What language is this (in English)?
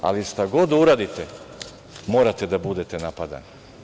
Serbian